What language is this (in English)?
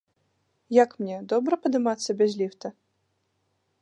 Belarusian